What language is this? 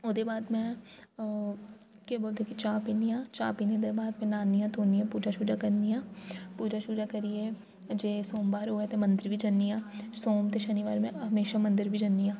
Dogri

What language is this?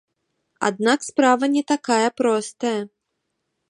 Belarusian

